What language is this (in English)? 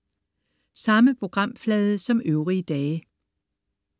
Danish